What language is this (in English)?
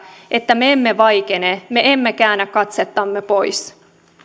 Finnish